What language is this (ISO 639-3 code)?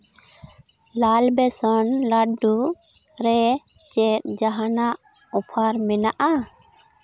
sat